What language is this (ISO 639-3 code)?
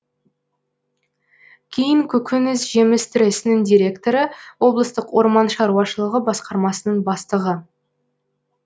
kaz